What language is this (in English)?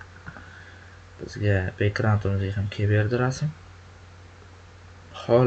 Turkish